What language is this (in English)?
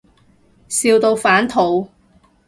Cantonese